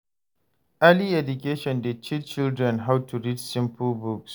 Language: Nigerian Pidgin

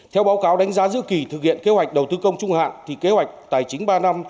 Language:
Vietnamese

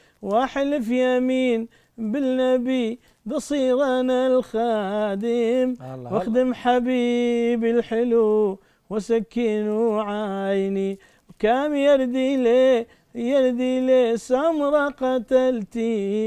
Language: Arabic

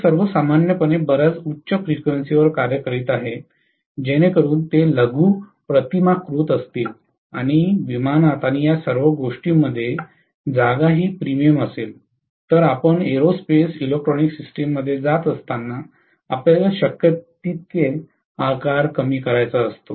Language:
Marathi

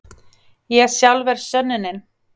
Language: Icelandic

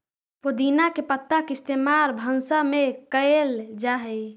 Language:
Magahi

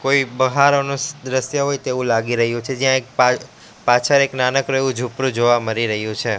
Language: Gujarati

